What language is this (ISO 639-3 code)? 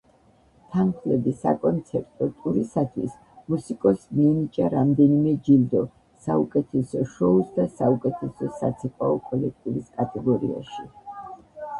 kat